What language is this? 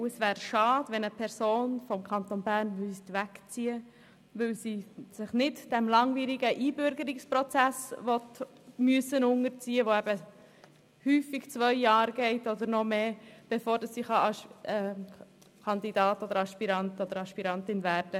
Swiss German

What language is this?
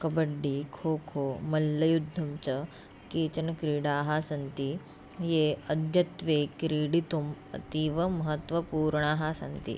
Sanskrit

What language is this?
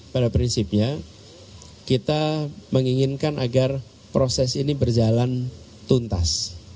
Indonesian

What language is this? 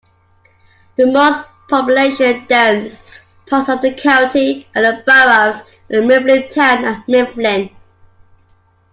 English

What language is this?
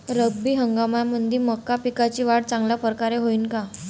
Marathi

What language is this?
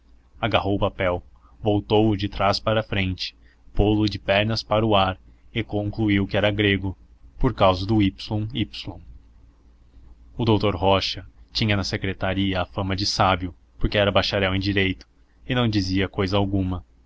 Portuguese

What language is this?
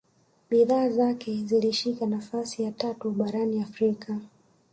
Swahili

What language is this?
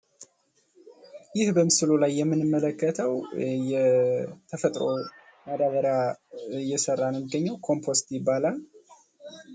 Amharic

